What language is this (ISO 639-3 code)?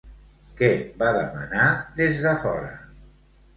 cat